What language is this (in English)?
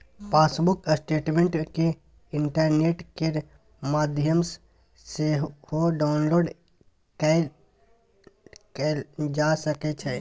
Maithili